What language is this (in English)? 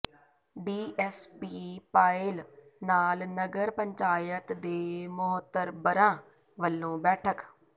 Punjabi